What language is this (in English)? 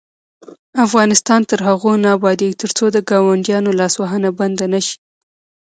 Pashto